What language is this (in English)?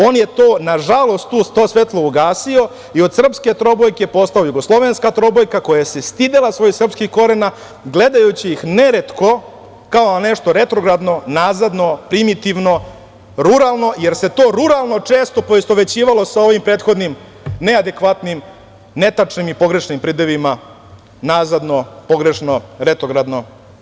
Serbian